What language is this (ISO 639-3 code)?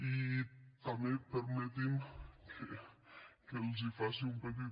cat